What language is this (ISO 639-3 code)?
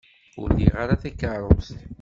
kab